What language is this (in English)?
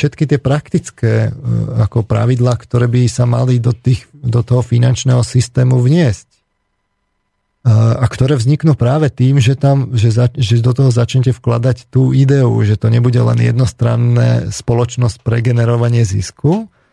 Slovak